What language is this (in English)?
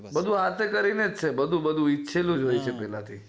Gujarati